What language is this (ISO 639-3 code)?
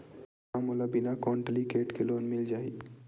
hne